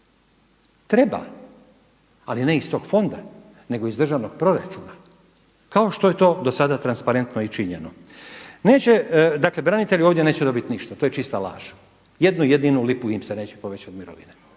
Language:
Croatian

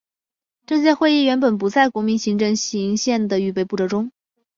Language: Chinese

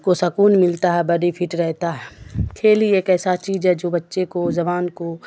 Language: Urdu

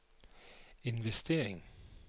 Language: Danish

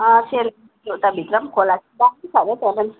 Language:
Nepali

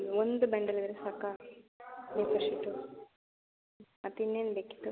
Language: Kannada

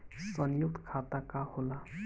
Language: Bhojpuri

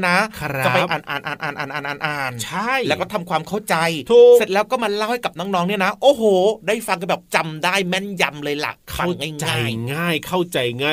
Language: Thai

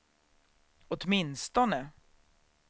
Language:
Swedish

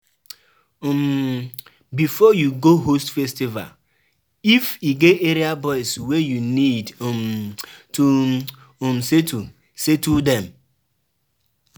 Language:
Nigerian Pidgin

